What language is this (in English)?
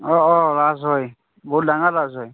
Assamese